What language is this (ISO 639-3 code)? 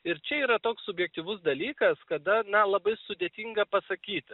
lit